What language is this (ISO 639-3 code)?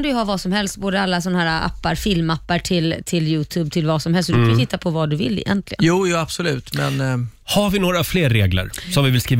swe